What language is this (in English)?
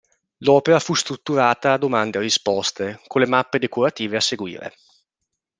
Italian